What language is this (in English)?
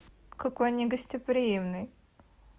Russian